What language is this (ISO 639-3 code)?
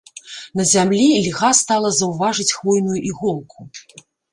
bel